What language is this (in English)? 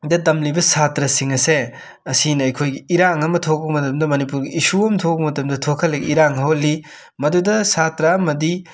Manipuri